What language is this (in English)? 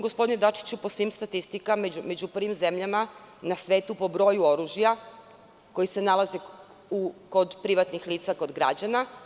Serbian